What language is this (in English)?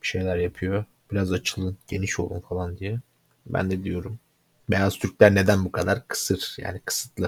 Turkish